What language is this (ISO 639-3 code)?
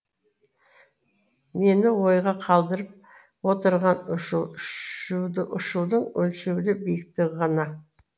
kaz